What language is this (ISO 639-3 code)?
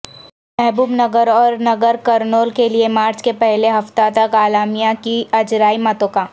urd